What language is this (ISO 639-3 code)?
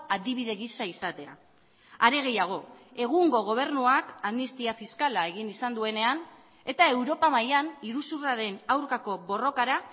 eus